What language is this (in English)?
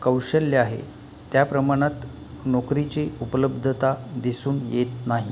Marathi